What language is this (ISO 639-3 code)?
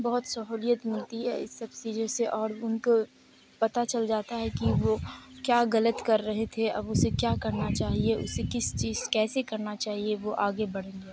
urd